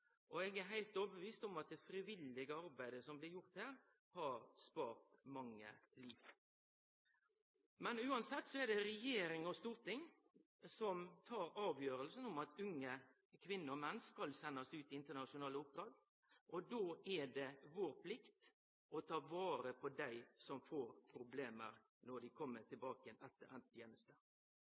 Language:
Norwegian Nynorsk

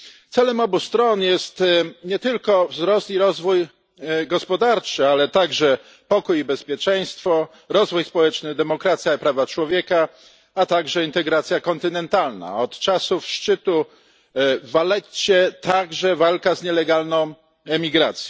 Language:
Polish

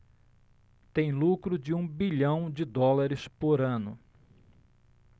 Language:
Portuguese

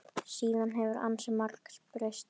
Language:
Icelandic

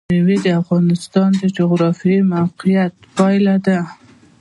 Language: Pashto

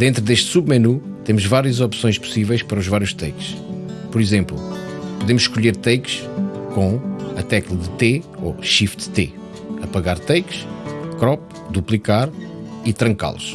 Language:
Portuguese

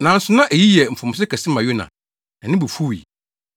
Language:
Akan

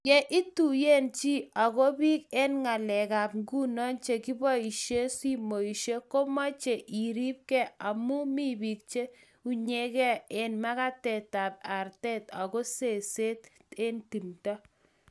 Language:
Kalenjin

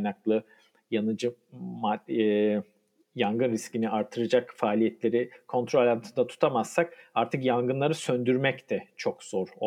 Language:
Turkish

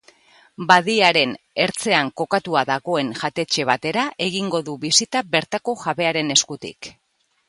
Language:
Basque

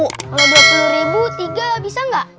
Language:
Indonesian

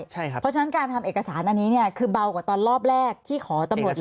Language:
Thai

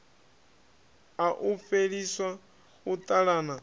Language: Venda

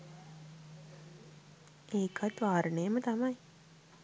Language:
Sinhala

